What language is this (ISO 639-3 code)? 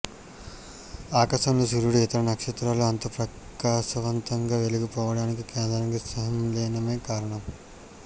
tel